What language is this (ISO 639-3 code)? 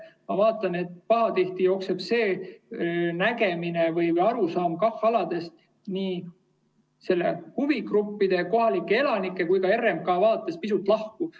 est